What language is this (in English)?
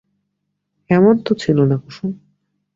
Bangla